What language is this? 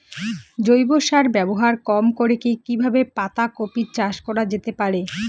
Bangla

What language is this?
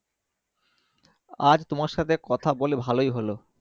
Bangla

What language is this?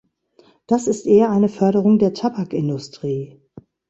German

